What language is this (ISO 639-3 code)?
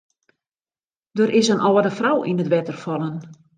fry